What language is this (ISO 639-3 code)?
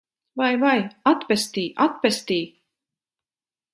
lav